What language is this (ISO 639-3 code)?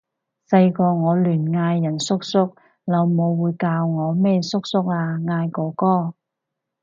yue